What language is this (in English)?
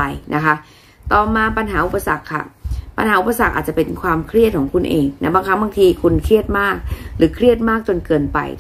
Thai